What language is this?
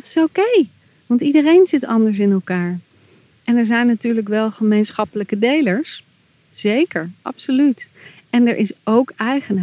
Dutch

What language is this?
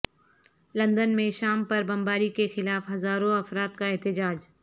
Urdu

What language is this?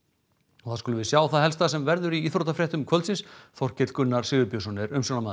Icelandic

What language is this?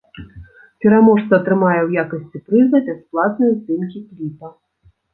Belarusian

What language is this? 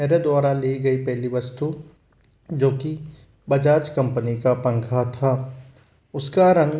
Hindi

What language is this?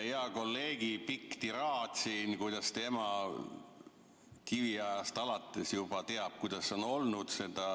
Estonian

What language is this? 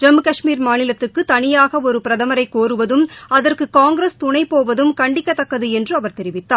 Tamil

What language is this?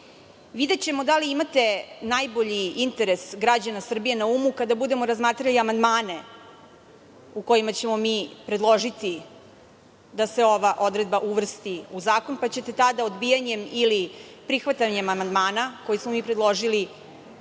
Serbian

